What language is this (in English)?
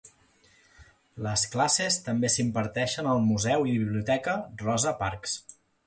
Catalan